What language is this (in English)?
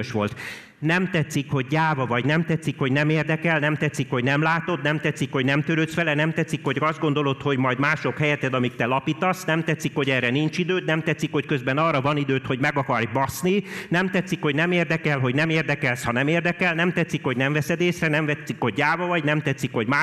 Hungarian